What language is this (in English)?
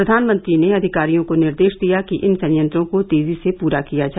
Hindi